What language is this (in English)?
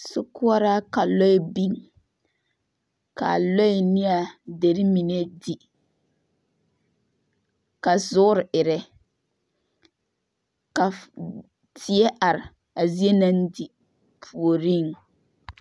Southern Dagaare